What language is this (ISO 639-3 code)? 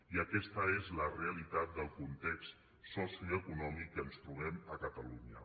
cat